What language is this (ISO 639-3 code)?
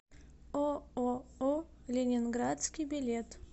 rus